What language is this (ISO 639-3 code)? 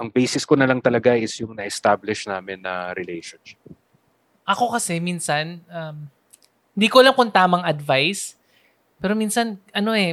fil